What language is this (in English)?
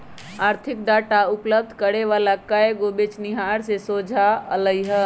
Magahi